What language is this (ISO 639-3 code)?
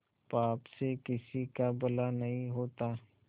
hin